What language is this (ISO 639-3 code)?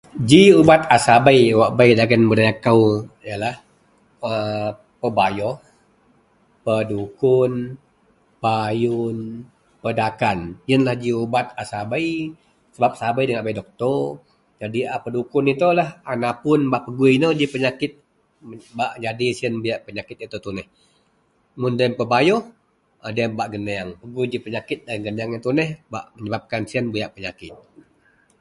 mel